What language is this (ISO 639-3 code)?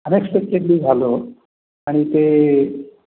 mar